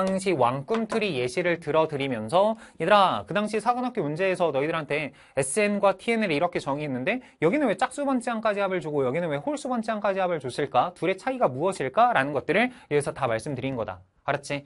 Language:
Korean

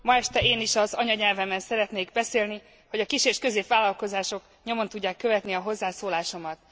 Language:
Hungarian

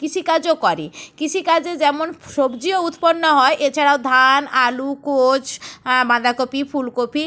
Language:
Bangla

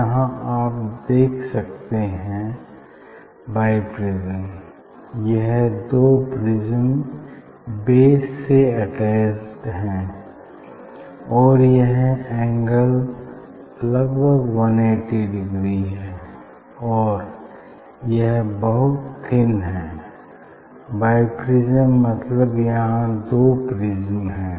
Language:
Hindi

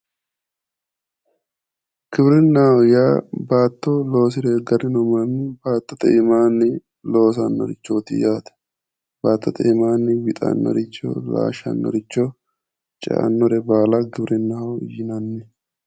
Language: Sidamo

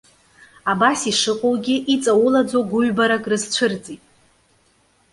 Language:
Abkhazian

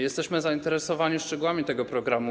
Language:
Polish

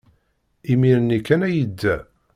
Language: Kabyle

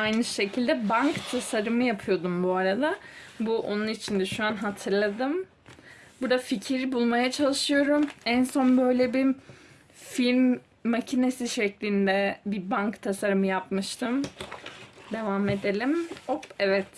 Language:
Turkish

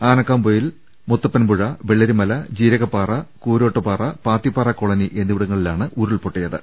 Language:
Malayalam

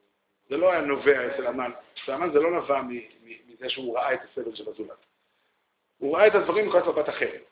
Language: Hebrew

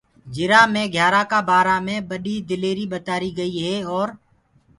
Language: Gurgula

